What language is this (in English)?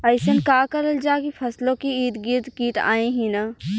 Bhojpuri